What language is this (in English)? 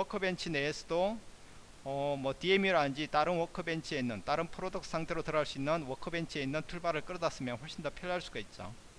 Korean